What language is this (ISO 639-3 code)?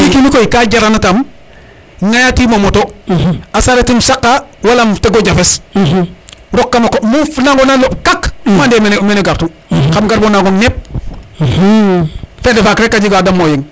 srr